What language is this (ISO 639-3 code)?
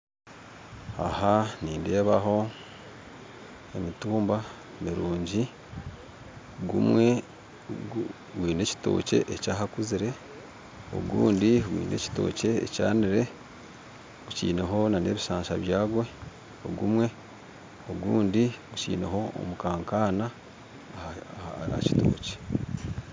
nyn